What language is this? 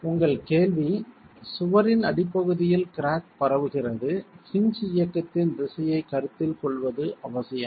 Tamil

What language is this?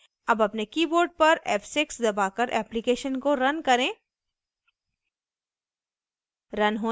Hindi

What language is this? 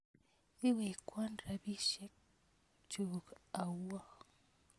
Kalenjin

